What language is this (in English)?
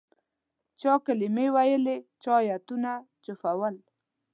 Pashto